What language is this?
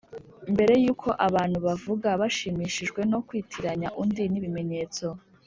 Kinyarwanda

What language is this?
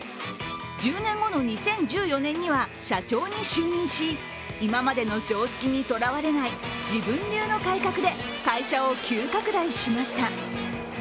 Japanese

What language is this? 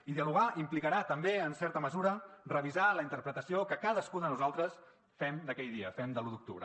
Catalan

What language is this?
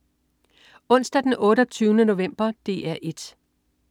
Danish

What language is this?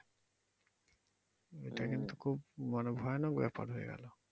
Bangla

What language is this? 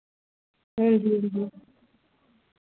Dogri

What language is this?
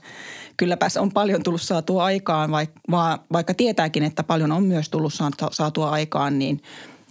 Finnish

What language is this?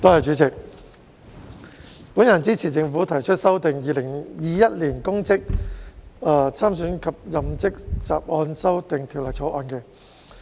Cantonese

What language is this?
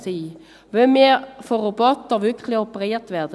Swiss German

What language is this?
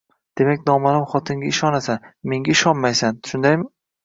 Uzbek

